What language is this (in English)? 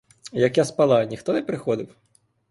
Ukrainian